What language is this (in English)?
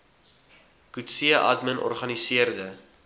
Afrikaans